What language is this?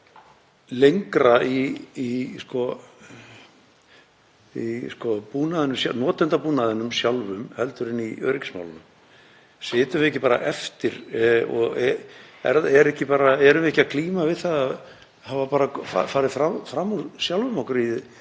Icelandic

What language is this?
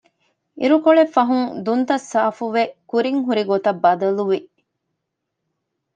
Divehi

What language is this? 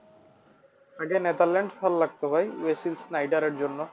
Bangla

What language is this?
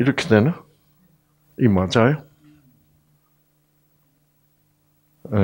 Korean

